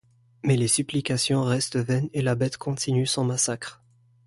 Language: French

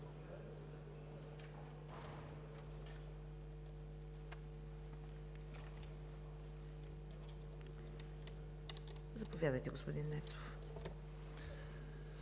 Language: Bulgarian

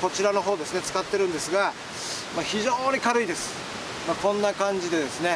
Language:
Japanese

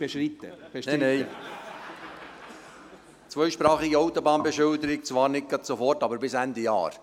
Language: Swiss German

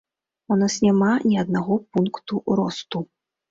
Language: Belarusian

